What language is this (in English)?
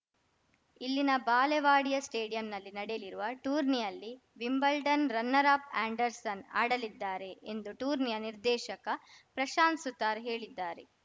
Kannada